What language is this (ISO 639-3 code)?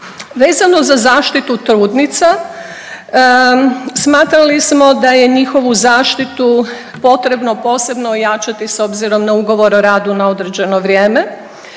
hrv